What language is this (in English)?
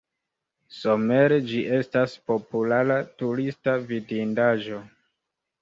Esperanto